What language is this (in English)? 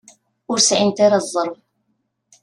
Kabyle